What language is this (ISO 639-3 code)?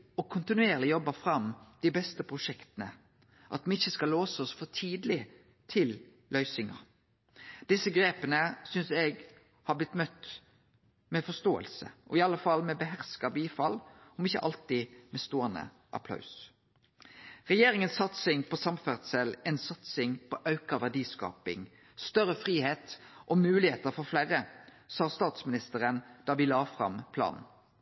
nno